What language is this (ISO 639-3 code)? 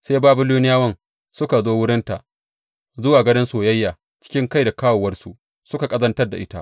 hau